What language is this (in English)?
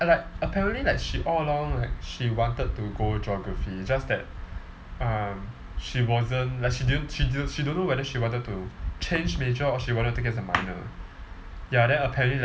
English